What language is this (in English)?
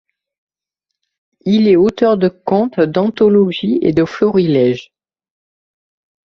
French